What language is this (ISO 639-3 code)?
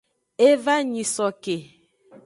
ajg